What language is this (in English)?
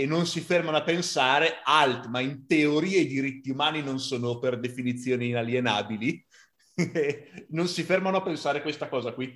Italian